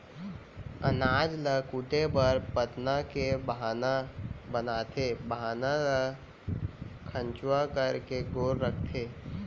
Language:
Chhattisgarhi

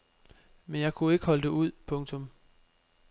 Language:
Danish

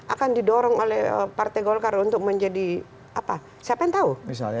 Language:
Indonesian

